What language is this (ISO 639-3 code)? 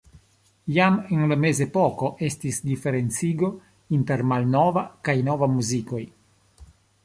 epo